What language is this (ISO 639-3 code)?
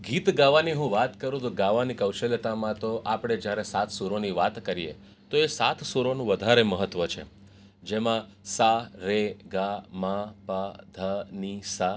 guj